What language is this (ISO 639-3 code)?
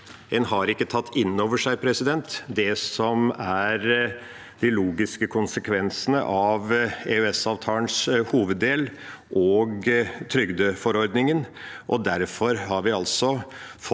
nor